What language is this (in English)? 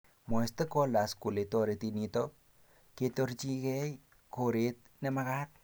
Kalenjin